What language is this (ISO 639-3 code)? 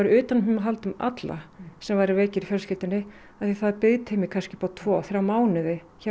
isl